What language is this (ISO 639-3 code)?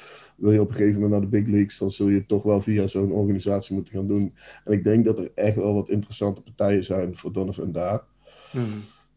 nld